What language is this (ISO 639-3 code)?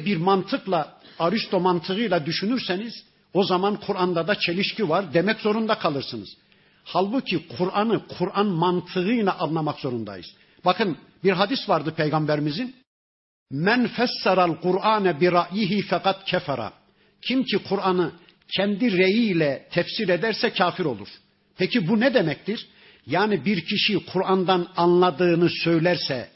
tur